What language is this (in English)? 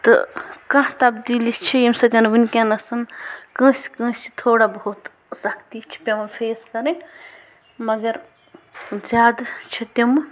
Kashmiri